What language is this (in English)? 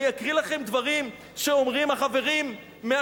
Hebrew